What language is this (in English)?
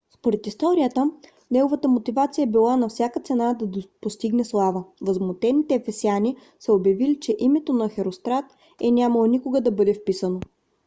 Bulgarian